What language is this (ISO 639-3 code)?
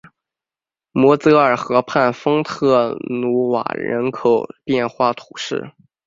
zho